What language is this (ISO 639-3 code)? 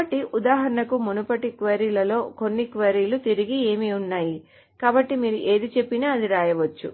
tel